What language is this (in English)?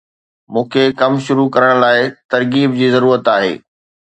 Sindhi